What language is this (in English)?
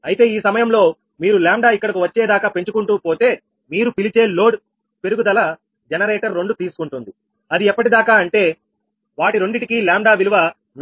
Telugu